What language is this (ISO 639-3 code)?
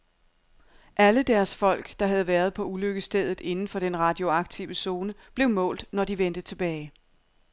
dan